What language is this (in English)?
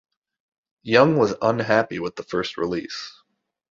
English